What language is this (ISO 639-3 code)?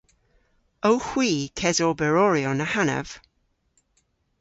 cor